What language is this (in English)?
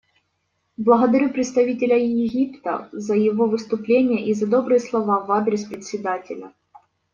Russian